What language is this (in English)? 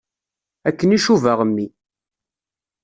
Kabyle